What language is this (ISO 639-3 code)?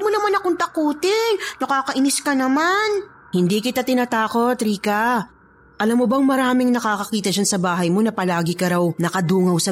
fil